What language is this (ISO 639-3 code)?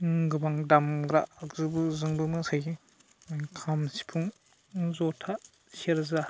brx